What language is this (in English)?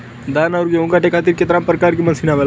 Bhojpuri